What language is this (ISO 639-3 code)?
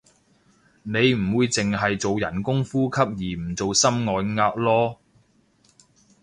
yue